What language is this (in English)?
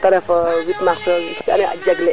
Serer